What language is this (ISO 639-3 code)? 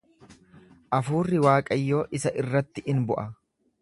orm